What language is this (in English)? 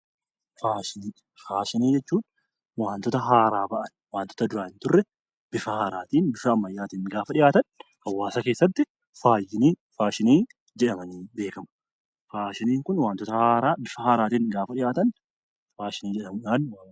Oromo